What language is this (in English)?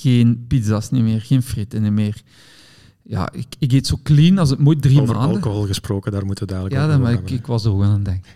Dutch